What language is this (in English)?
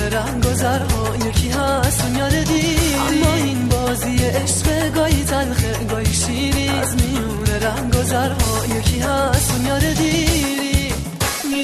Persian